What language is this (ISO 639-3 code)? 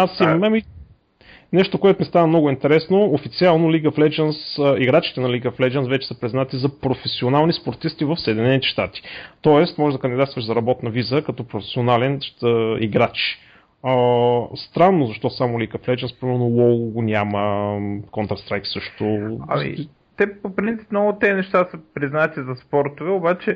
bul